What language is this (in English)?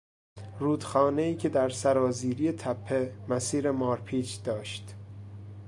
Persian